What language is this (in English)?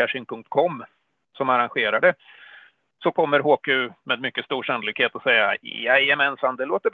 Swedish